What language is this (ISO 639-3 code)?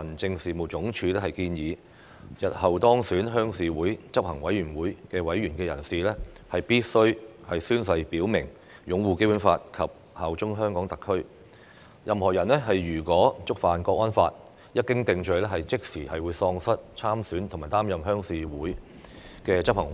yue